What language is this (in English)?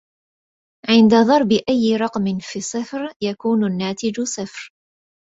Arabic